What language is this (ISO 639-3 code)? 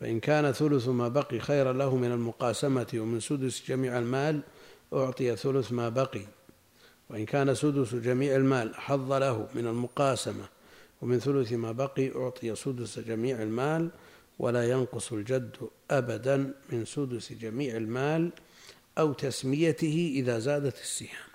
ara